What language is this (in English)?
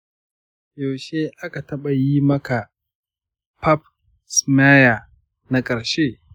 Hausa